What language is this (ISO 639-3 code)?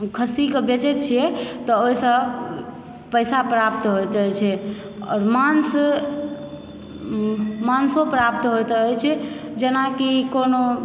mai